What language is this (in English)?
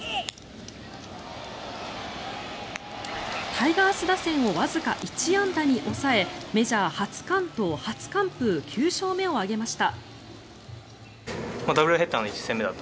Japanese